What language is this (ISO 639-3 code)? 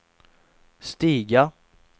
swe